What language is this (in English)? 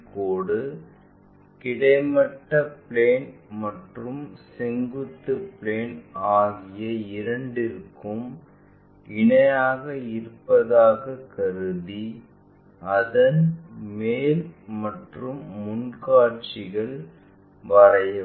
Tamil